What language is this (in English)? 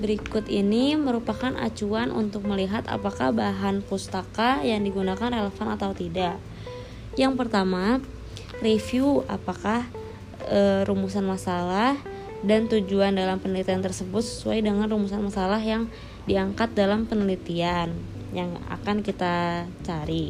Indonesian